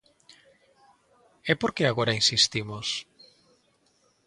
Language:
Galician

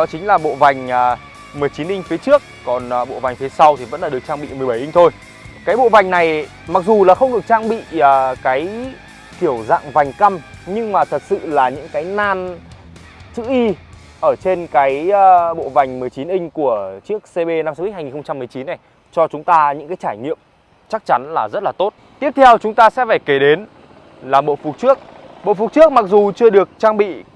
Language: Vietnamese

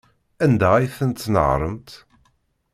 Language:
Kabyle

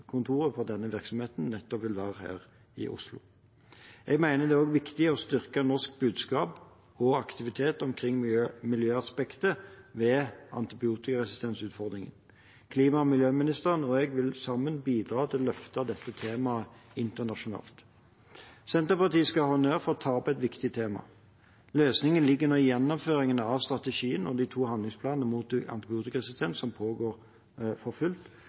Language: Norwegian Bokmål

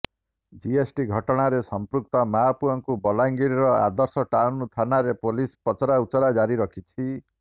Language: Odia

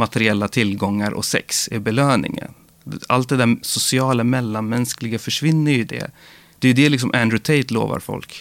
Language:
Swedish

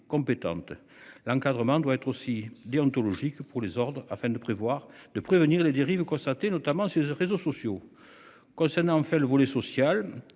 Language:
French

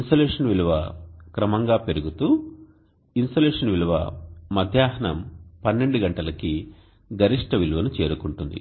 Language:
Telugu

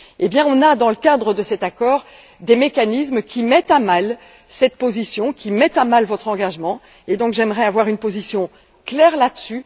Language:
French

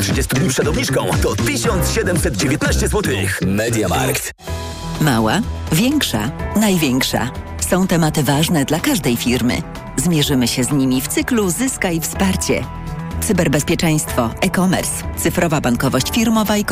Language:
Polish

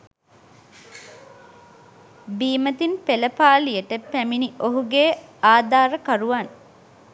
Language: Sinhala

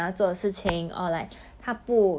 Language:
English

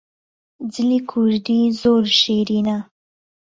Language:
Central Kurdish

